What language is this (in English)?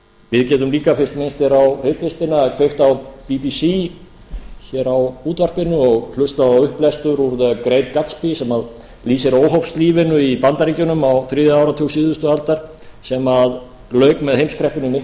Icelandic